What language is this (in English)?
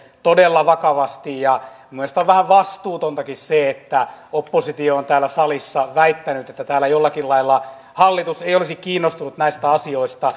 Finnish